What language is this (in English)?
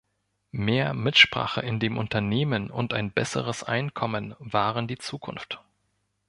German